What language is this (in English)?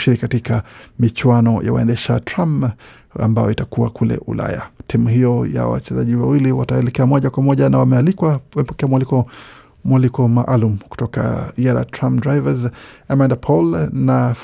Swahili